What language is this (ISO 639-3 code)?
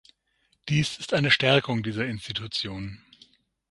deu